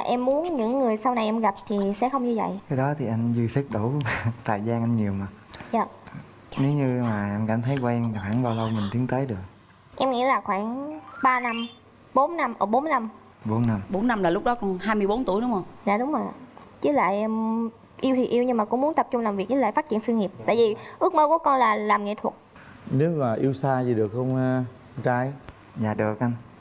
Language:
Vietnamese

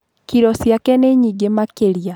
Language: Kikuyu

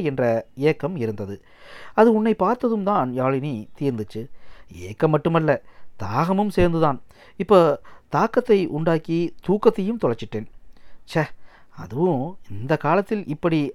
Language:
Tamil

